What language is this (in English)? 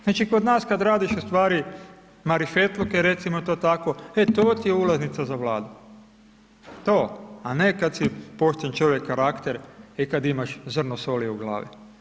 Croatian